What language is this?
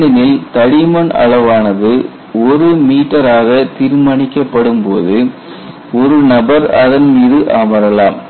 Tamil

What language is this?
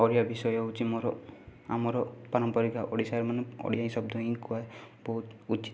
Odia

